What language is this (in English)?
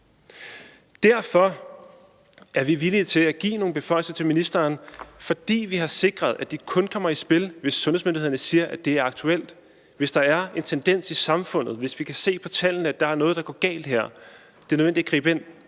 Danish